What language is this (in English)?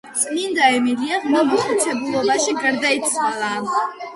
Georgian